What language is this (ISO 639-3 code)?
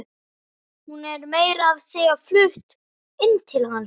isl